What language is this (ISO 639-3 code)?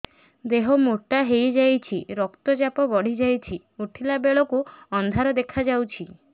ori